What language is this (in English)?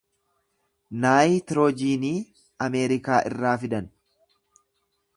Oromo